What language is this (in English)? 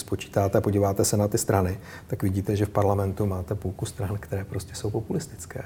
Czech